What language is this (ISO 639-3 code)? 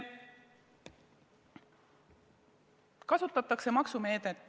est